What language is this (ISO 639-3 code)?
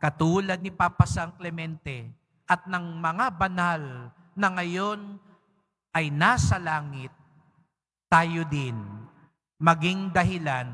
fil